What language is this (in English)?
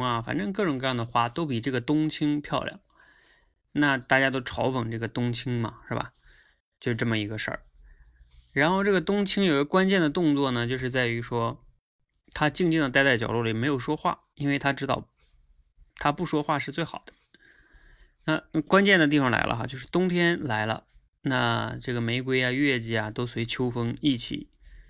Chinese